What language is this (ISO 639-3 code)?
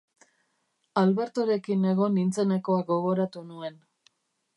eus